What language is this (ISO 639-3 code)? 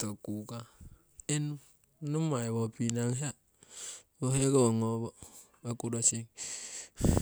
siw